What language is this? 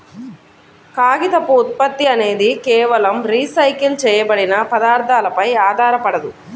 Telugu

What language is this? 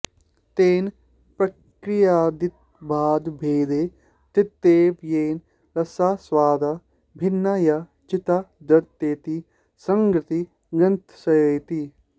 Sanskrit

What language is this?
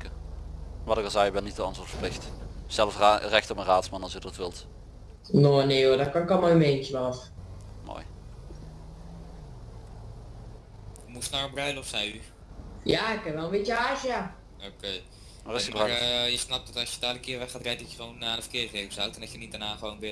Dutch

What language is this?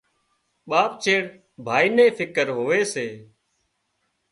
Wadiyara Koli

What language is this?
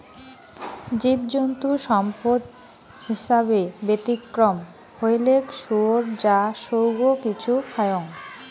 Bangla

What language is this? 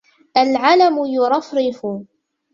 Arabic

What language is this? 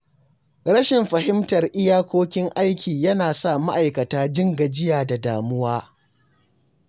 Hausa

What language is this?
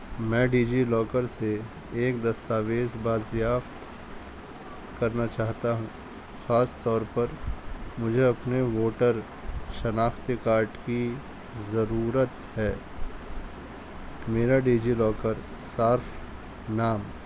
Urdu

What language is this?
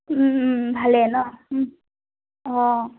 Assamese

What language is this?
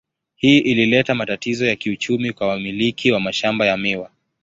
Swahili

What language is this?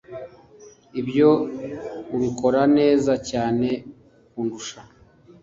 Kinyarwanda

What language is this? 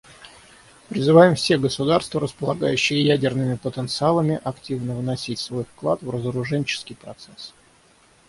Russian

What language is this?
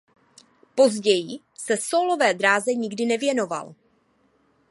Czech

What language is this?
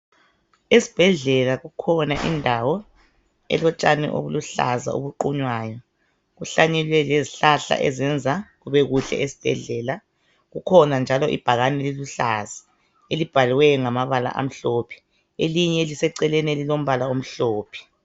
North Ndebele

